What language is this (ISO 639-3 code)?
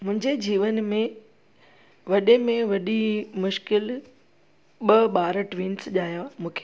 snd